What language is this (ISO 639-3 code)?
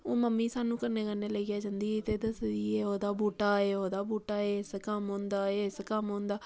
doi